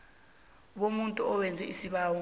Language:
South Ndebele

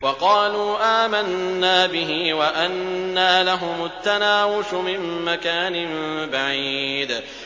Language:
Arabic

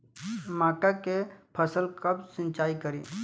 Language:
Bhojpuri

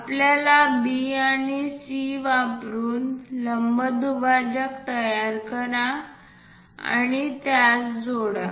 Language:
Marathi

